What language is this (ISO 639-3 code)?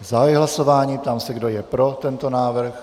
ces